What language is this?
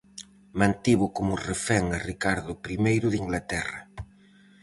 Galician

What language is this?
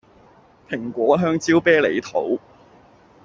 Cantonese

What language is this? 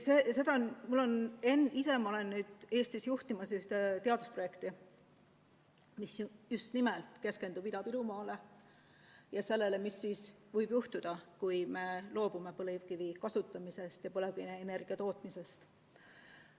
Estonian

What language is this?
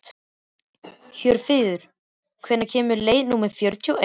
Icelandic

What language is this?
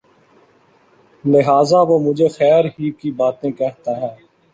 Urdu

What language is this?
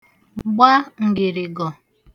Igbo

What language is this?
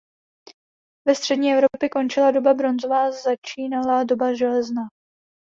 Czech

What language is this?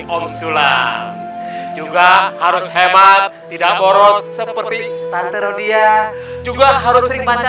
Indonesian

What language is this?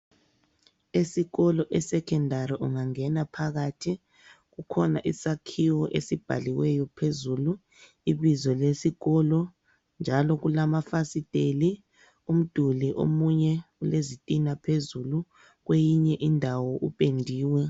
North Ndebele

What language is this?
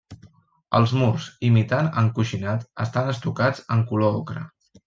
Catalan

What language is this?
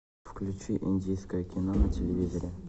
Russian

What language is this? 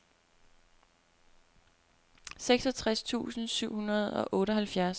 Danish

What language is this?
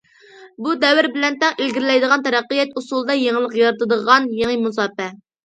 Uyghur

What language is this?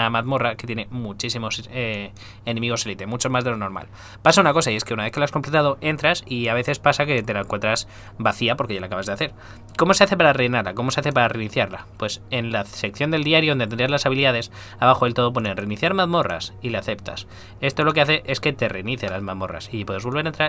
Spanish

